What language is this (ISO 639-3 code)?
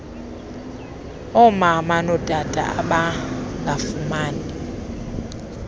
xho